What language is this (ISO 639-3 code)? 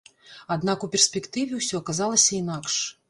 bel